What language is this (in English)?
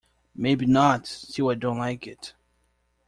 English